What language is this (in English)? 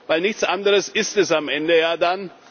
German